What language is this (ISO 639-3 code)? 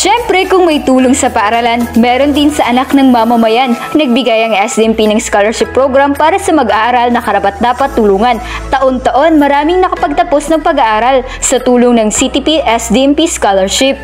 fil